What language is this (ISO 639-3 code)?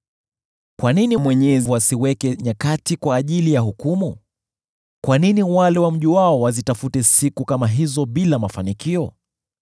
swa